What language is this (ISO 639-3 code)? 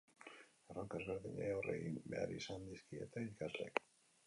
eus